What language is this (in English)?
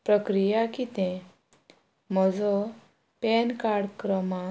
Konkani